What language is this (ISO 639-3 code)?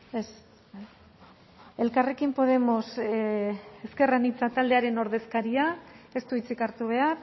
eus